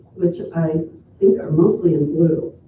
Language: English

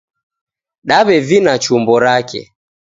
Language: Taita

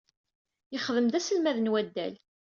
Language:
Kabyle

